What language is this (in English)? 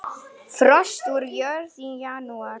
Icelandic